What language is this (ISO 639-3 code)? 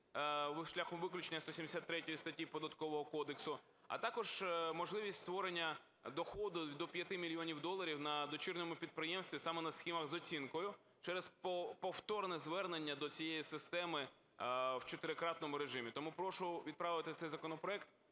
ukr